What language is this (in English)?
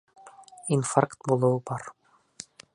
Bashkir